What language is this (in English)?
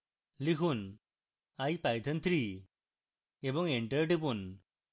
Bangla